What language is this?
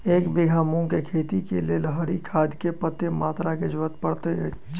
Maithili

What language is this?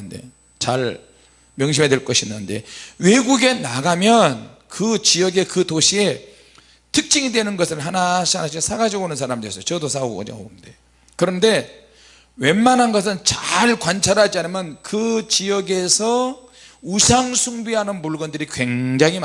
Korean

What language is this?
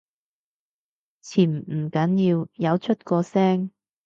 Cantonese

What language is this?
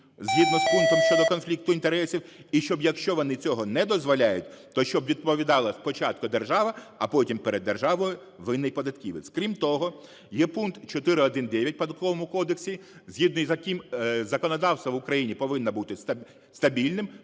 Ukrainian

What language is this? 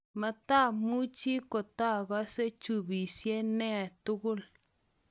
Kalenjin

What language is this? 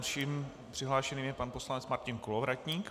Czech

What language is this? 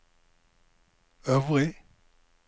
Norwegian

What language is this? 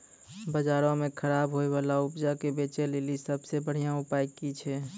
Maithili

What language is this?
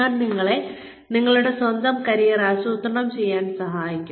Malayalam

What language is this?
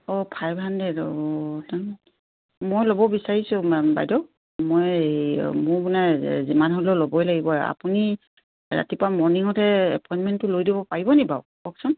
Assamese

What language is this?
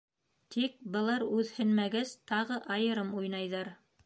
Bashkir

